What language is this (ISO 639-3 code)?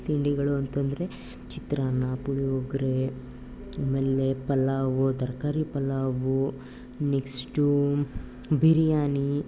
kan